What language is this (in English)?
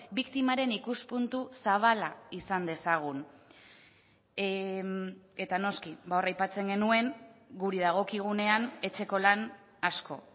Basque